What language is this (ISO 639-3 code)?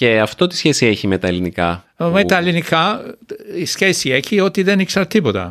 ell